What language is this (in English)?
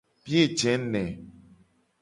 Gen